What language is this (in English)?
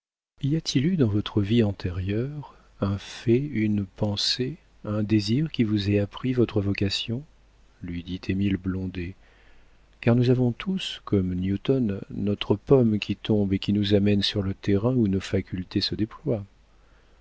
French